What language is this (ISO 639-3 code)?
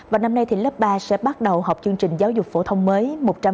vie